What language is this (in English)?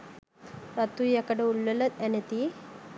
Sinhala